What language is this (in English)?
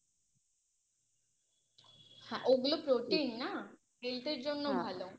Bangla